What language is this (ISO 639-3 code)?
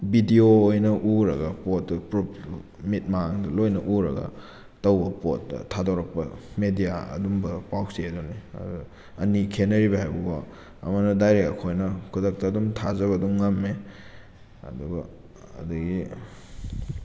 mni